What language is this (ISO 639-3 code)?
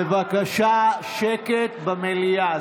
heb